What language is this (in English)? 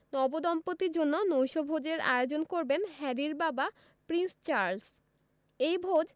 Bangla